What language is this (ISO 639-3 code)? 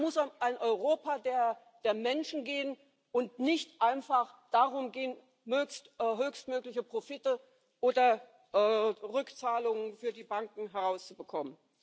deu